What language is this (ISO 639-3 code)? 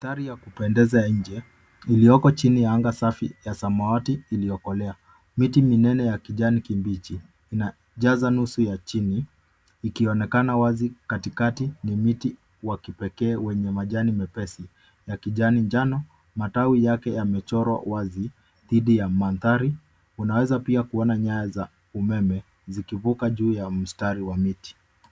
swa